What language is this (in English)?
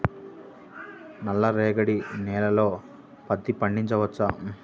Telugu